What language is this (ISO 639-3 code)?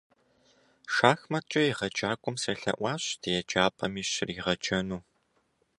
kbd